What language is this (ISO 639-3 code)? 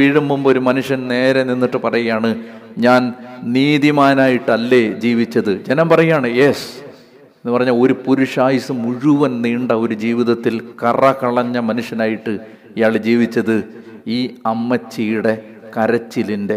mal